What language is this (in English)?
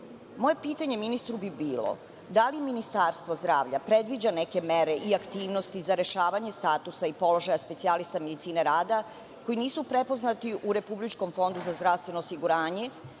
Serbian